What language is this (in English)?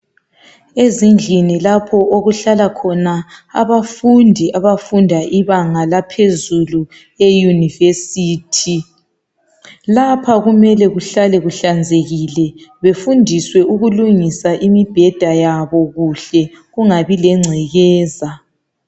North Ndebele